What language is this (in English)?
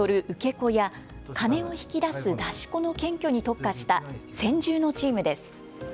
Japanese